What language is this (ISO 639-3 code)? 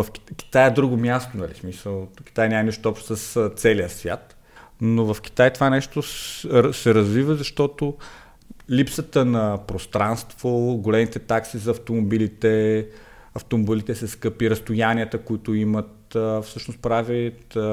bul